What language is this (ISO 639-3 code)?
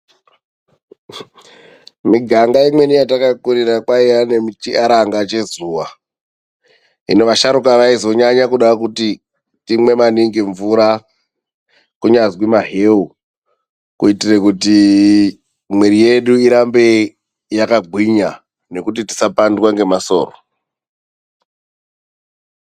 ndc